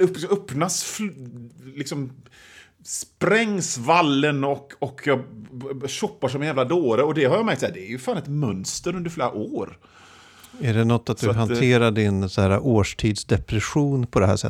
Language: Swedish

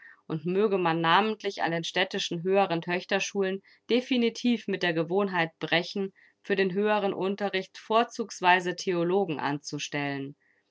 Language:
German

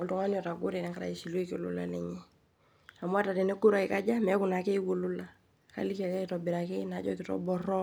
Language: Masai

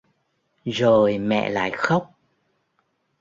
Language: Vietnamese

